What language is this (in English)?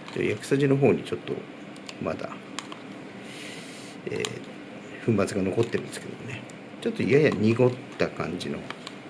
Japanese